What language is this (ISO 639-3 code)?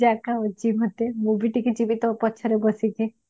ori